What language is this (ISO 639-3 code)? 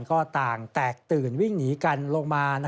tha